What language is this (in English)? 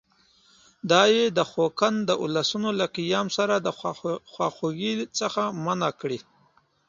Pashto